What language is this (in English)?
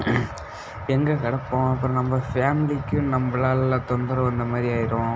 Tamil